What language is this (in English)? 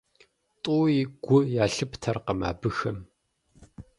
Kabardian